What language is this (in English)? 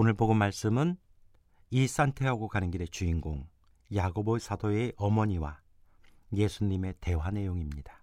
Korean